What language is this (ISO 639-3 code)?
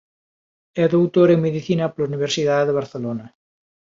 glg